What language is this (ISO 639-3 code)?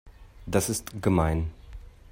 deu